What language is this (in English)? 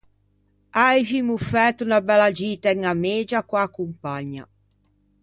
Ligurian